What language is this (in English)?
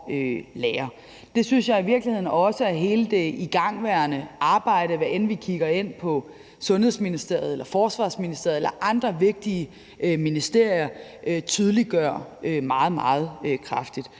Danish